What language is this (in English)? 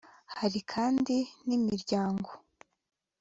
Kinyarwanda